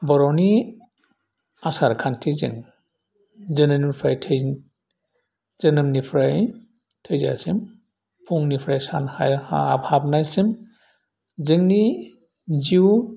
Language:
Bodo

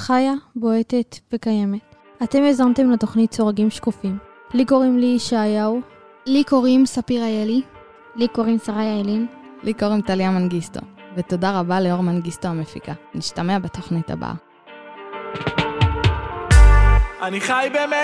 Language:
Hebrew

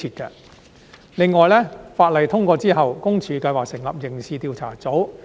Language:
Cantonese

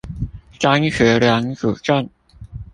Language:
Chinese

